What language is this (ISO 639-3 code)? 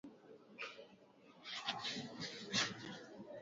swa